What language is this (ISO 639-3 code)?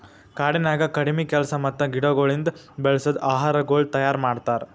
kan